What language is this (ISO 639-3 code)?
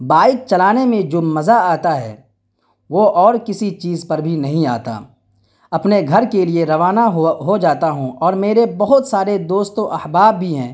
urd